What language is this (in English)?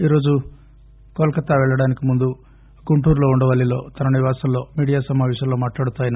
Telugu